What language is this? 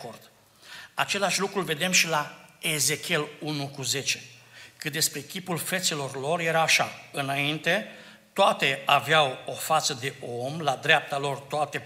Romanian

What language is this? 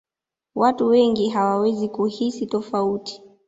Swahili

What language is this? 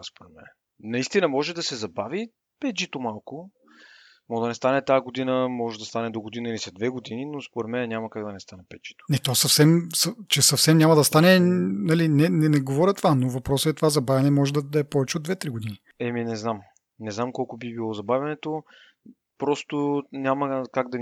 Bulgarian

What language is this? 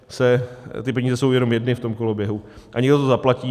Czech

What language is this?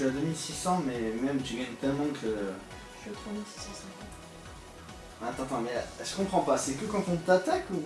French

